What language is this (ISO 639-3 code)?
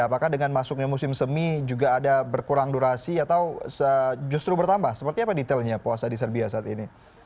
ind